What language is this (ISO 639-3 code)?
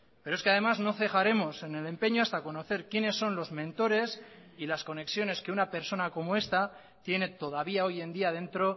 spa